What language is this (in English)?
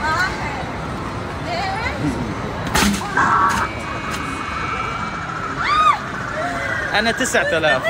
Arabic